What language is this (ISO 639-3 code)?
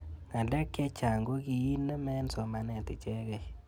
kln